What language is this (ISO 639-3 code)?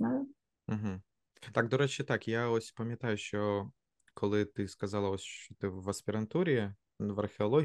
ukr